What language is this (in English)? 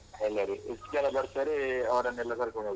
Kannada